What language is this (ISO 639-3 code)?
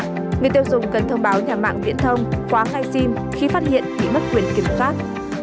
vie